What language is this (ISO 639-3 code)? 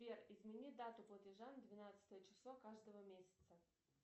rus